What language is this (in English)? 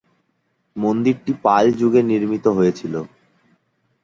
Bangla